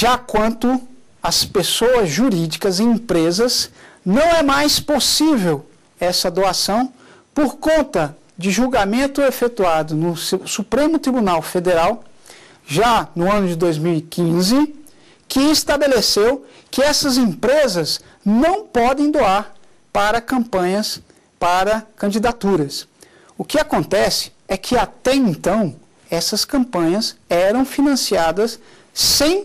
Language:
Portuguese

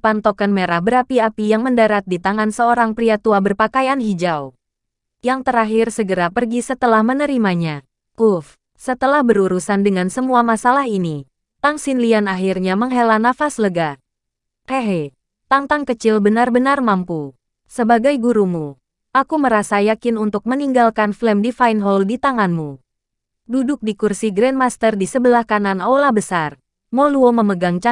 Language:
Indonesian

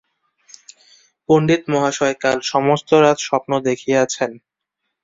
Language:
Bangla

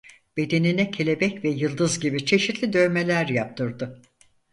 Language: Turkish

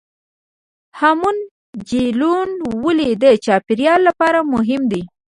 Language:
Pashto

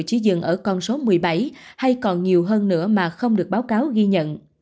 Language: Vietnamese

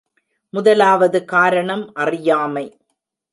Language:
Tamil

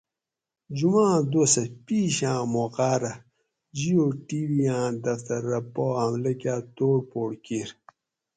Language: Gawri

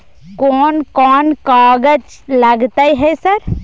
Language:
Maithili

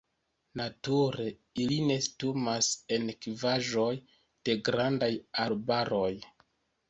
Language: Esperanto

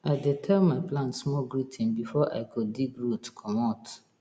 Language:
Nigerian Pidgin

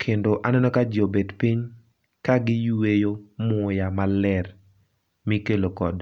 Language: Luo (Kenya and Tanzania)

